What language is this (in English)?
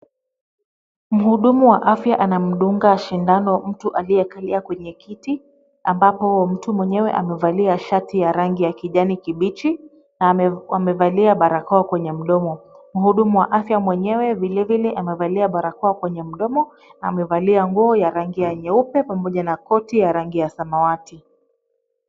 Swahili